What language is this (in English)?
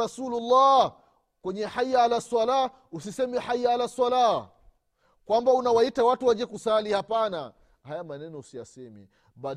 Swahili